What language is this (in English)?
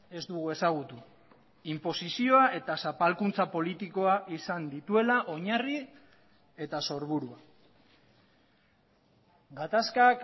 Basque